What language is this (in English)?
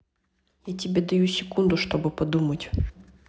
Russian